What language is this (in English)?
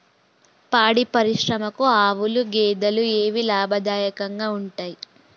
Telugu